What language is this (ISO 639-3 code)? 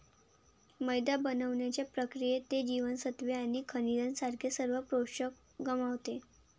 mar